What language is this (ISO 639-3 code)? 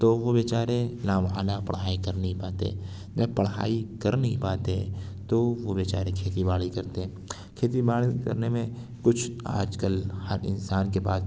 urd